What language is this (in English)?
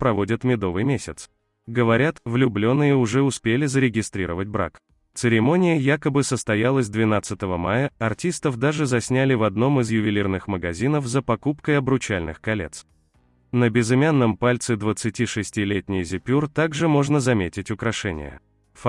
Russian